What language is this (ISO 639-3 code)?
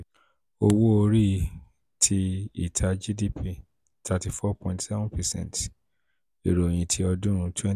yor